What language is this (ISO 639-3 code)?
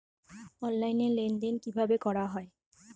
ben